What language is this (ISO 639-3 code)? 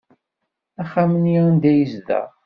kab